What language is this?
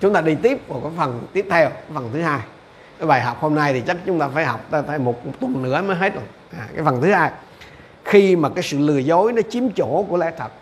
Vietnamese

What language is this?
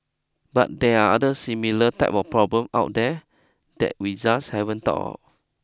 English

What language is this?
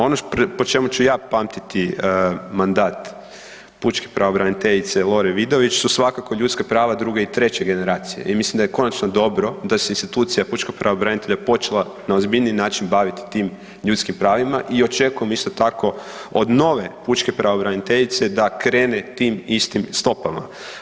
Croatian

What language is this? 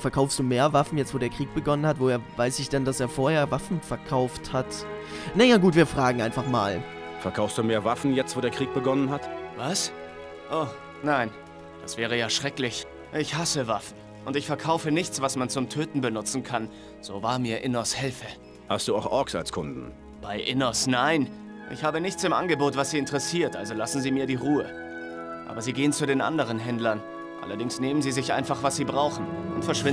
German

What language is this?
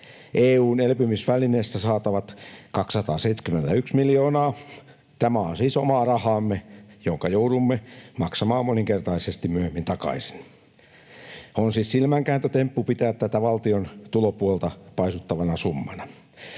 Finnish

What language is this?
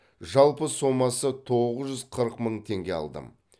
Kazakh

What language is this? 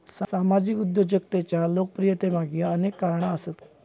Marathi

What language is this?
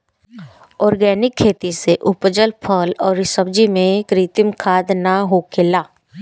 Bhojpuri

